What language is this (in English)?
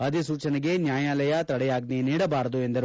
Kannada